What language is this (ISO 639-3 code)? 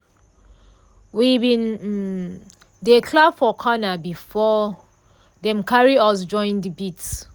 pcm